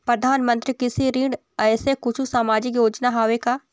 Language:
Chhattisgarhi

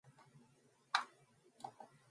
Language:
Mongolian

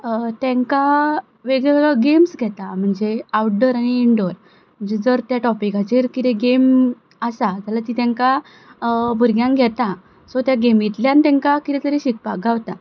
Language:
Konkani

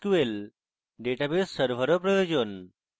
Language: Bangla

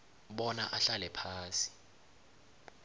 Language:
South Ndebele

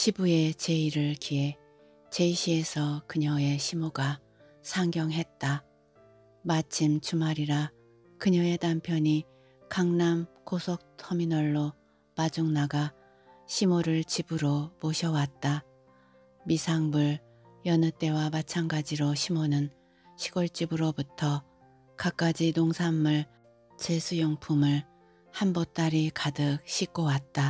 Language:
Korean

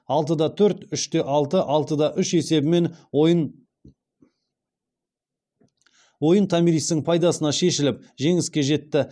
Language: Kazakh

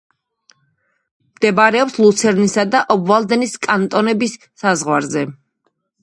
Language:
Georgian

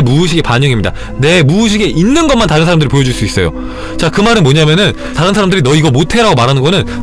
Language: Korean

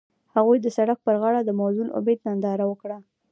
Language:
Pashto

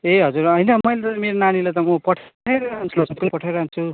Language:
Nepali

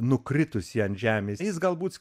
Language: Lithuanian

